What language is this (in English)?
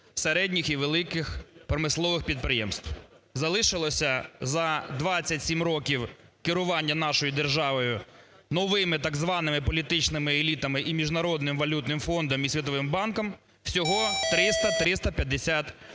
Ukrainian